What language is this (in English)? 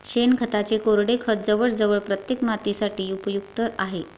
Marathi